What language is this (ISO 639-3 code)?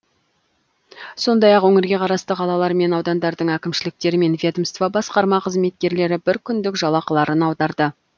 kaz